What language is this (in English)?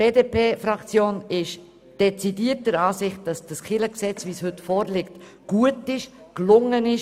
Swiss German